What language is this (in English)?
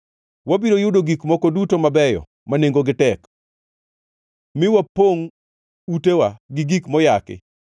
Luo (Kenya and Tanzania)